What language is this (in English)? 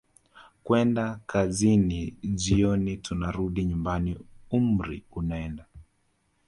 Swahili